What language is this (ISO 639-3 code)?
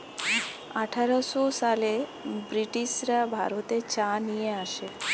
ben